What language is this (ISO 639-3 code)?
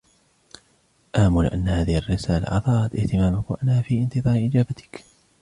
ara